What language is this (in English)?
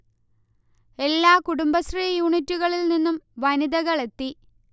Malayalam